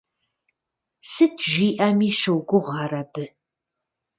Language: Kabardian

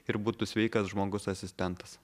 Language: Lithuanian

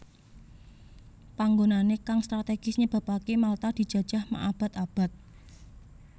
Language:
Javanese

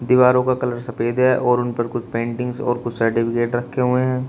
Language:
Hindi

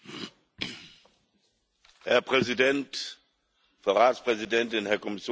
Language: German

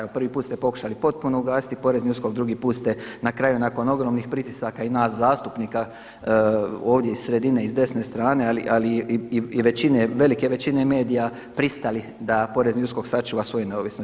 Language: Croatian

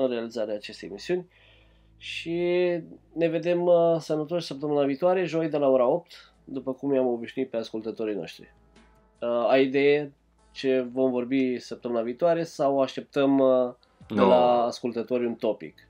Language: Romanian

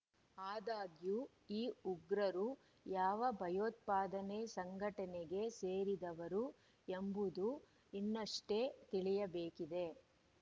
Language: Kannada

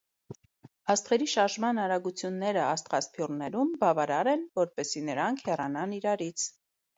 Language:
Armenian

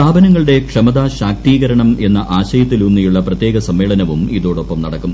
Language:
Malayalam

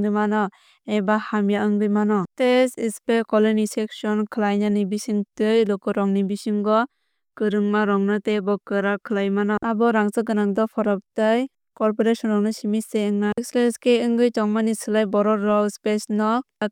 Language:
Kok Borok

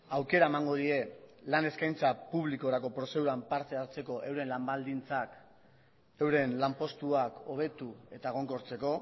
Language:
Basque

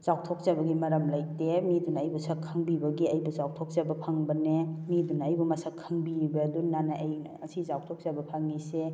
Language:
Manipuri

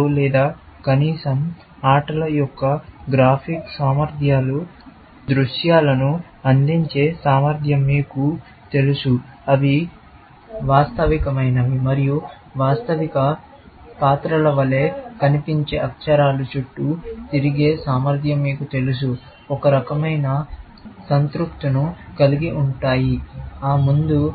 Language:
Telugu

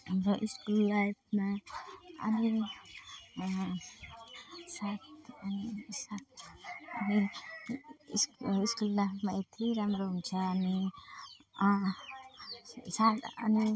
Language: Nepali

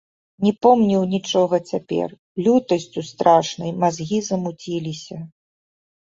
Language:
Belarusian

